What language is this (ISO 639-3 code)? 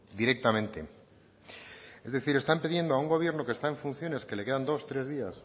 spa